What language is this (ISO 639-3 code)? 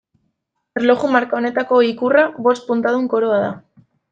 eus